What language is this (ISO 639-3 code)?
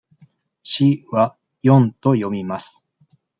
jpn